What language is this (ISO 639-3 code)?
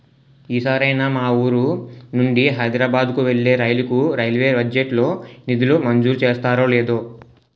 tel